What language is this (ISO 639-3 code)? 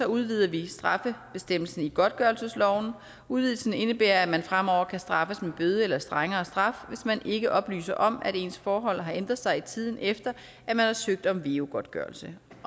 dan